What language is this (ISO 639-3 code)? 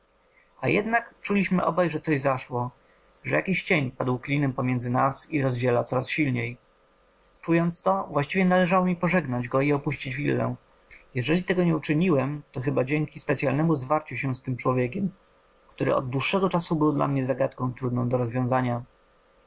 pol